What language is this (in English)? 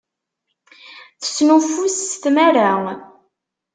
Kabyle